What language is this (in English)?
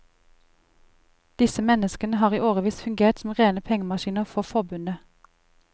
Norwegian